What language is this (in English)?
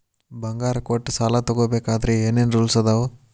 Kannada